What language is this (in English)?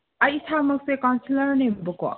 Manipuri